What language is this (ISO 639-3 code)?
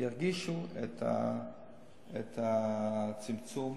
heb